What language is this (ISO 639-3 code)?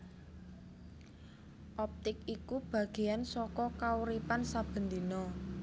jav